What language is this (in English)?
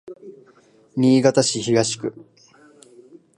Japanese